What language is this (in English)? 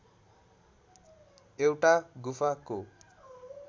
Nepali